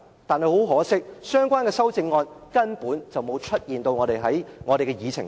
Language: Cantonese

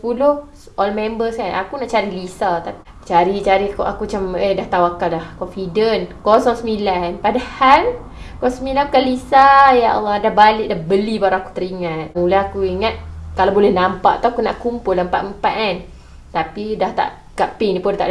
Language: Malay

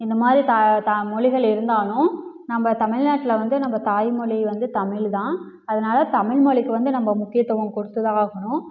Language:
Tamil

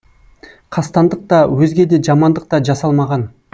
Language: Kazakh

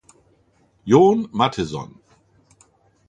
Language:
German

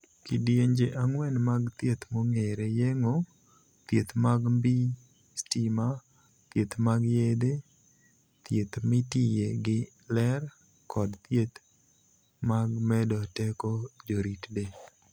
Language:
Luo (Kenya and Tanzania)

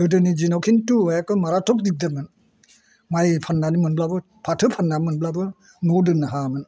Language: Bodo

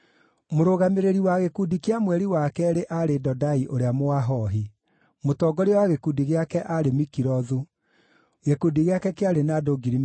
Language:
Kikuyu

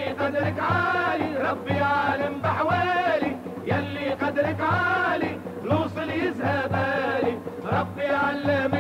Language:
Arabic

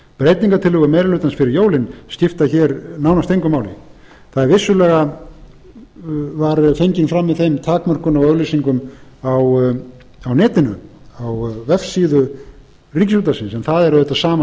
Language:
Icelandic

